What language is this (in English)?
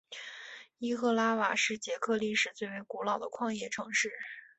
Chinese